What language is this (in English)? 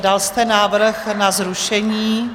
Czech